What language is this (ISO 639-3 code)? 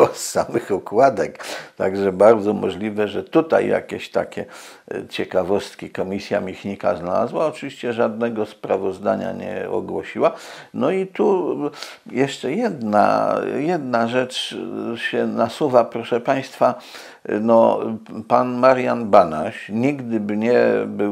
pol